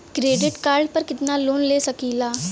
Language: Bhojpuri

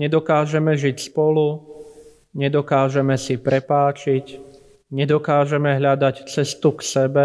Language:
Slovak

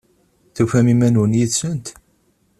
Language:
Kabyle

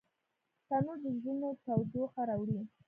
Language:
Pashto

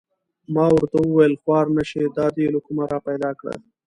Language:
Pashto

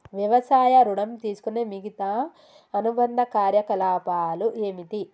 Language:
Telugu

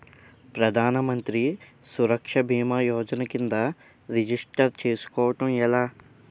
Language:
Telugu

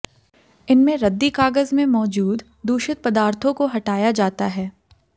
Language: Hindi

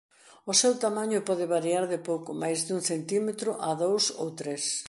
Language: Galician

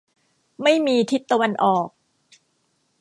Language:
Thai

